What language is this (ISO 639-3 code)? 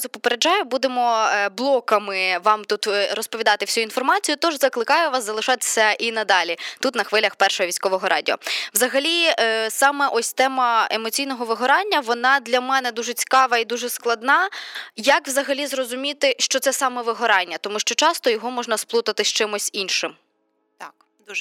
ukr